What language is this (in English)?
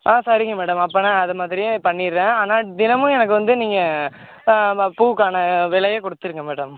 Tamil